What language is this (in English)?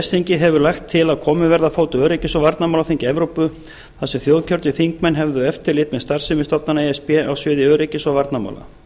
Icelandic